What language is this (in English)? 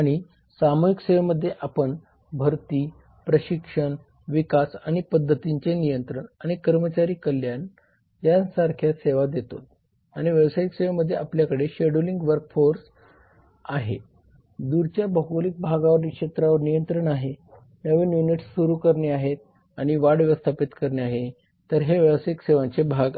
Marathi